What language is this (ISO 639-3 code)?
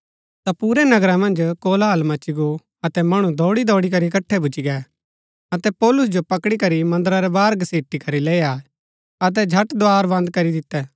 gbk